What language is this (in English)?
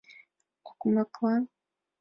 Mari